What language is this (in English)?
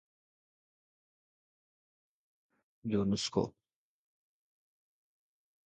Sindhi